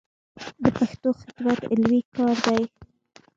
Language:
Pashto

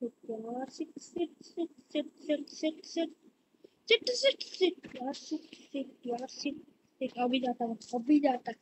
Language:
Indonesian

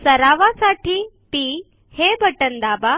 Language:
Marathi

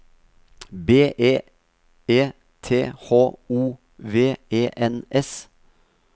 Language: Norwegian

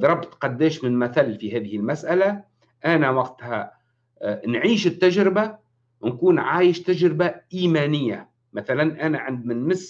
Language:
Arabic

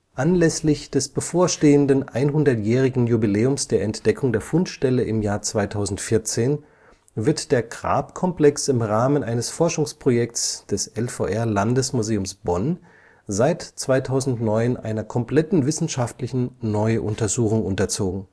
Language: German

